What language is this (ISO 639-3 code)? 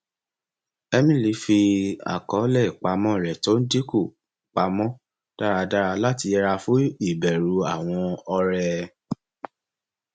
yor